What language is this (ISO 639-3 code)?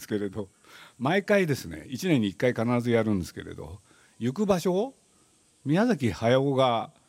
jpn